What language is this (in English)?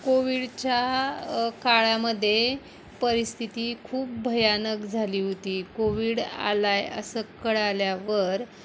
Marathi